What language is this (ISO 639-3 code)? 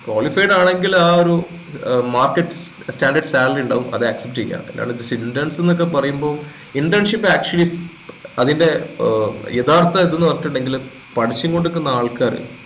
mal